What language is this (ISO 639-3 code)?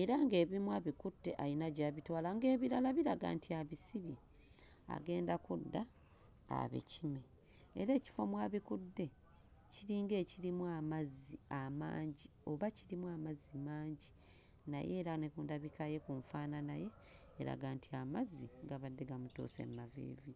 lug